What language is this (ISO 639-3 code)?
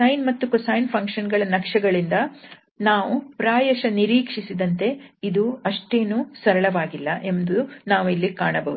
kan